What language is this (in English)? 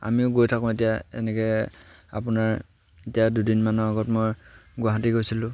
Assamese